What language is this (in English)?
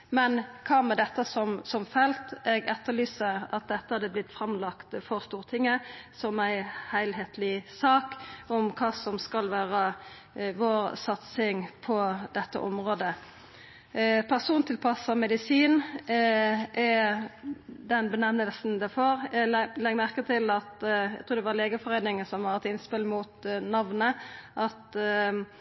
Norwegian Nynorsk